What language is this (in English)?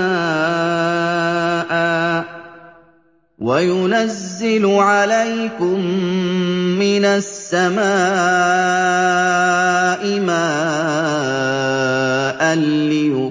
Arabic